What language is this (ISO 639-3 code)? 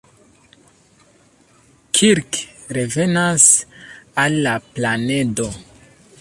epo